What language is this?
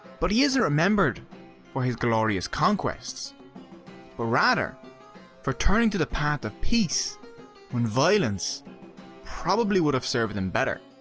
English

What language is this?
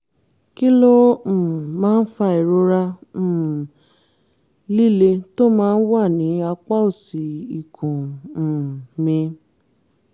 Yoruba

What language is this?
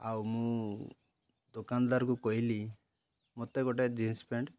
Odia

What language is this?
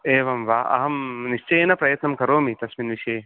Sanskrit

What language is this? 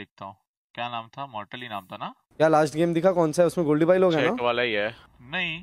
Hindi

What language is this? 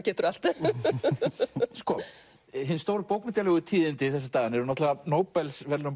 Icelandic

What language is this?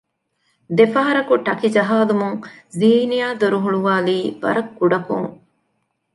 Divehi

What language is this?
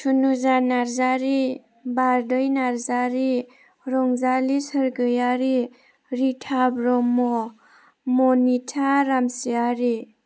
Bodo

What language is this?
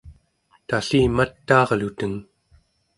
Central Yupik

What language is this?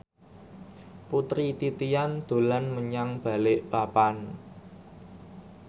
Javanese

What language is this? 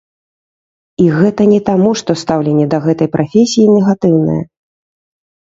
Belarusian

